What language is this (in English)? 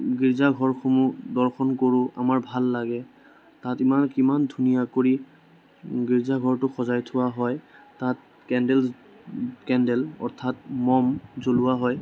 Assamese